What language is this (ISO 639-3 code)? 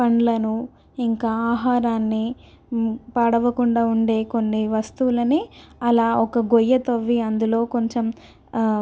tel